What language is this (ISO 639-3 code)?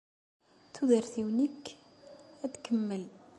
kab